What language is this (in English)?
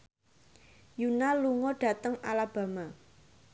Javanese